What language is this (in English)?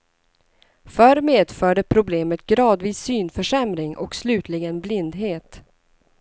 Swedish